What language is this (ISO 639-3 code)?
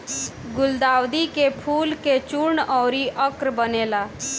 bho